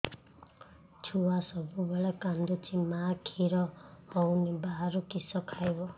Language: Odia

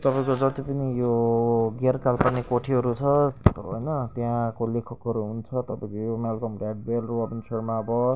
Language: Nepali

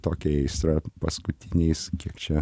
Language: Lithuanian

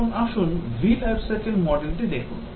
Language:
Bangla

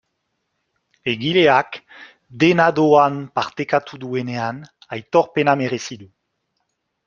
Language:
Basque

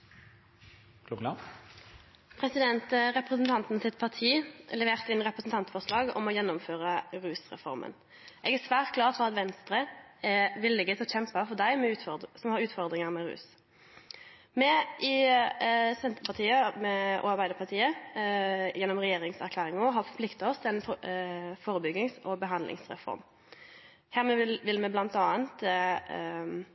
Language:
Norwegian Nynorsk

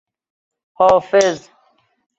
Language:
Persian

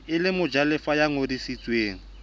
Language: Southern Sotho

